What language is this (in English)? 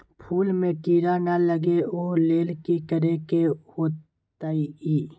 Magahi